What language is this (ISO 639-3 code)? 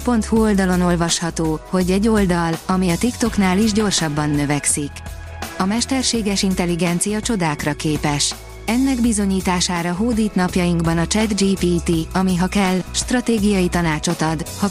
hun